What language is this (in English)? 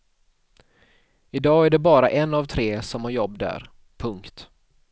Swedish